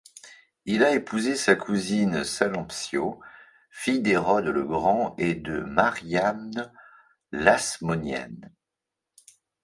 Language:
French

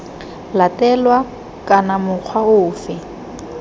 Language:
Tswana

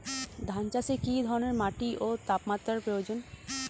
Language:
Bangla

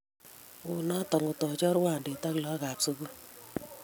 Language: Kalenjin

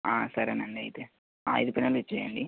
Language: Telugu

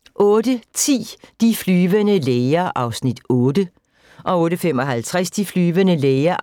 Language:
Danish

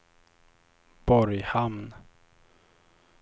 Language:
Swedish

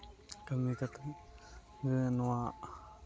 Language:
Santali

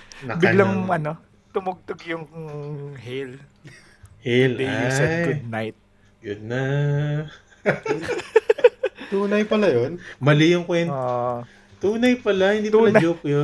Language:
Filipino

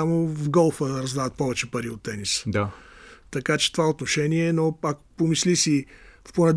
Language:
Bulgarian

